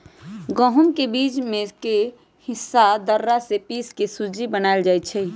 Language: Magahi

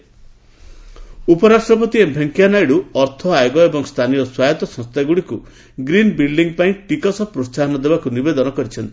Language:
Odia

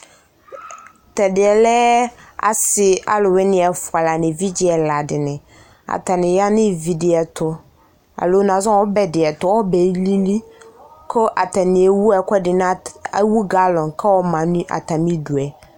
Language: Ikposo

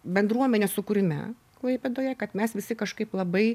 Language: Lithuanian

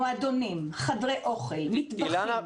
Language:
Hebrew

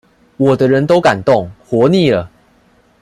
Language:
Chinese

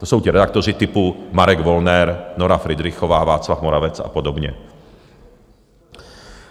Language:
Czech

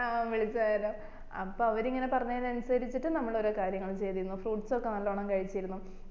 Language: Malayalam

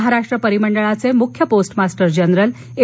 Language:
Marathi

